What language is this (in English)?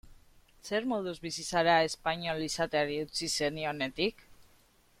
Basque